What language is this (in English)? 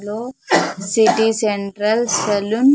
Telugu